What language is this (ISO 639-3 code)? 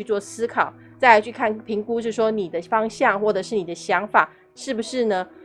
zho